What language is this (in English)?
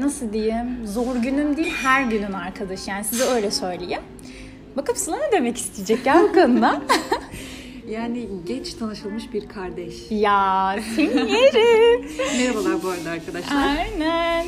Turkish